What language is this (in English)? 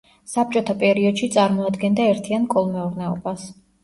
Georgian